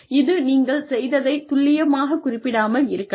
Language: Tamil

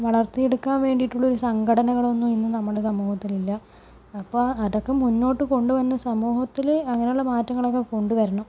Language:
Malayalam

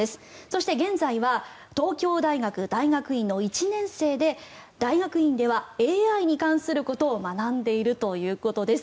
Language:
Japanese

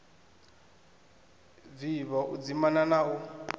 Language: Venda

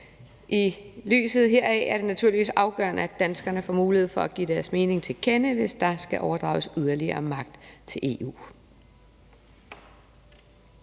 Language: Danish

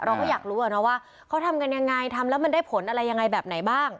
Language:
Thai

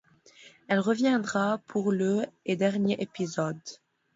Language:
French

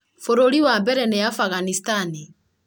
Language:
Kikuyu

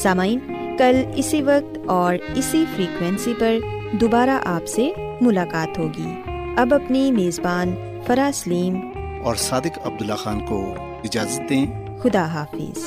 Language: Urdu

